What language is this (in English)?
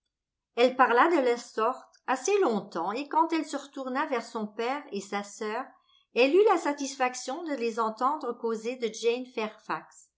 French